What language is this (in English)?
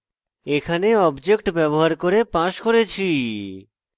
Bangla